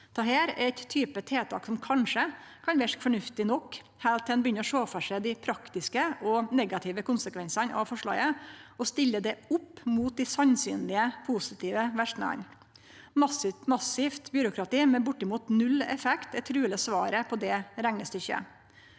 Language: Norwegian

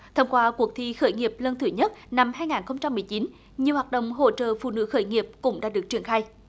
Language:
Vietnamese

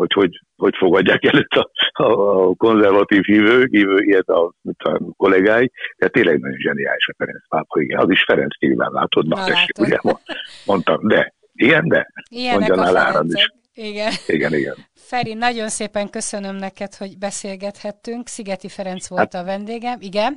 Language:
Hungarian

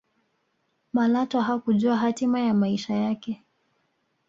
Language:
Swahili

